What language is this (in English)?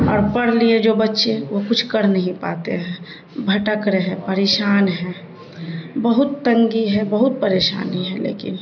Urdu